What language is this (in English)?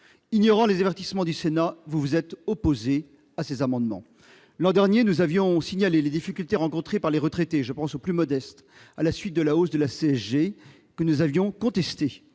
French